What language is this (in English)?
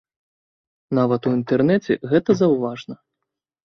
Belarusian